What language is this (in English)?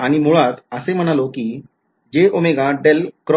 Marathi